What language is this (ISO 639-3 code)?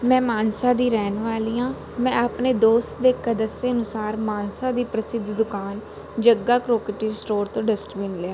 pan